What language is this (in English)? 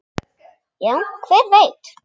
Icelandic